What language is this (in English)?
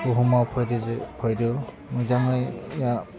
Bodo